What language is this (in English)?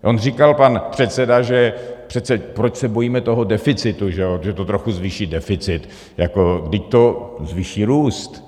Czech